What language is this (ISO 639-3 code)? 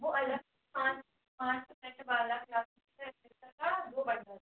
hin